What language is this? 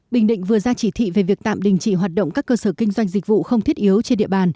Vietnamese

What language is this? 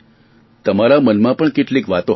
Gujarati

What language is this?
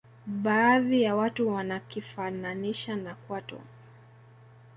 Swahili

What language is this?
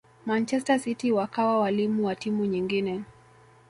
Swahili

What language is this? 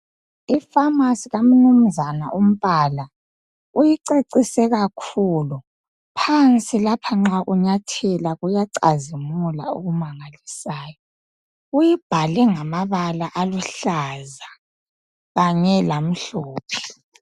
North Ndebele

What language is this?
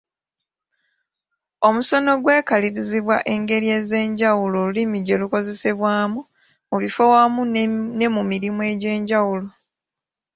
Ganda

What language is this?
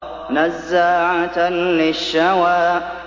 Arabic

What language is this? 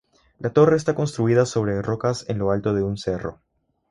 Spanish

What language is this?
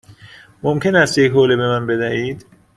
Persian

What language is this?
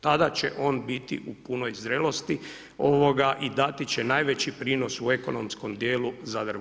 Croatian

